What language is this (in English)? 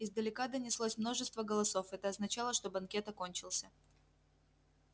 Russian